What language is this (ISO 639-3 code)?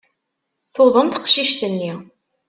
kab